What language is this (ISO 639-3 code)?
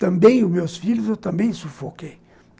por